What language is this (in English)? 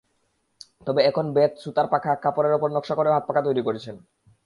Bangla